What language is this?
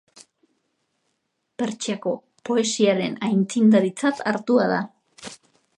Basque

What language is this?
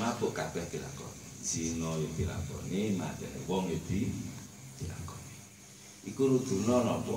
Indonesian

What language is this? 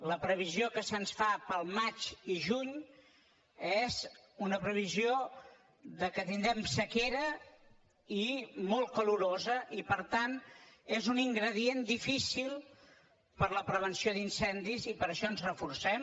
Catalan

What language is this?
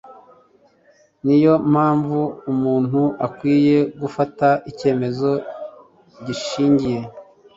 Kinyarwanda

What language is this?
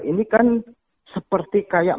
Indonesian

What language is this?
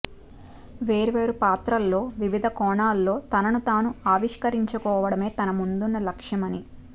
Telugu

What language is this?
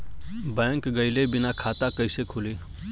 Bhojpuri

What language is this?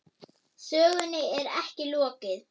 Icelandic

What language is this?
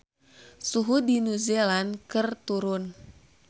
Sundanese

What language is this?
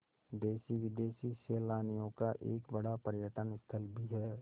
Hindi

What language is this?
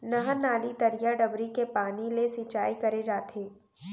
Chhattisgarhi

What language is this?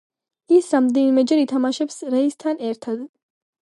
Georgian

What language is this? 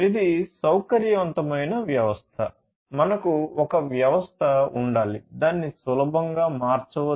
Telugu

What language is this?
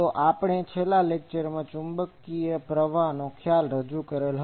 Gujarati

